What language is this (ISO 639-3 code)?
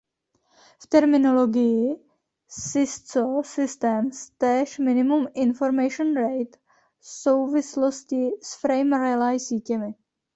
ces